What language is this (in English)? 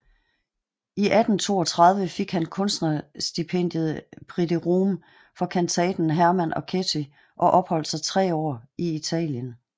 Danish